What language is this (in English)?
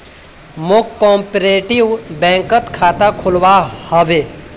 Magahi